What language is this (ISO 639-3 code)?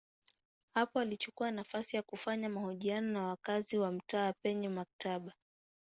swa